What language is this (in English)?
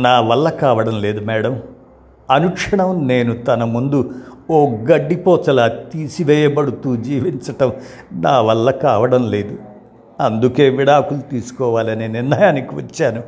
Telugu